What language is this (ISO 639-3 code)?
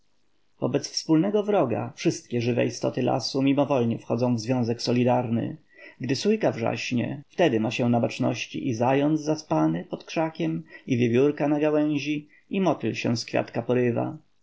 pol